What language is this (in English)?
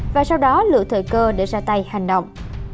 Vietnamese